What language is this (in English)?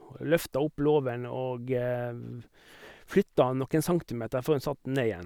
Norwegian